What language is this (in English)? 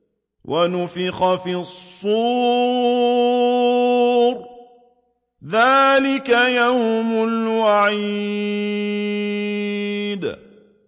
Arabic